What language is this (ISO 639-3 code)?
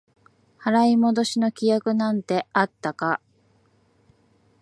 jpn